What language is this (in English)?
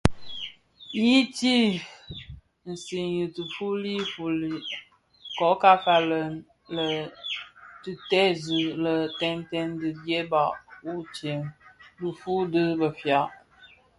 Bafia